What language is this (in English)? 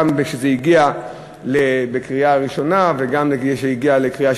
Hebrew